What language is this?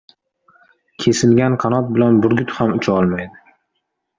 Uzbek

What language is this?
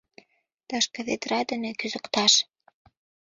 Mari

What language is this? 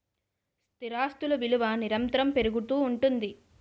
Telugu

